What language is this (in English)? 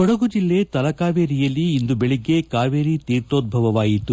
Kannada